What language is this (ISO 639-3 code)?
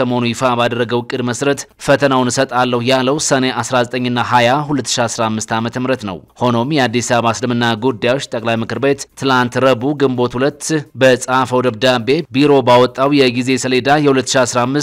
ara